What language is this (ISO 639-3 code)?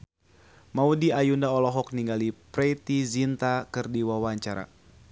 sun